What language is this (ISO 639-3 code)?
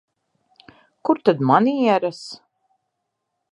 lav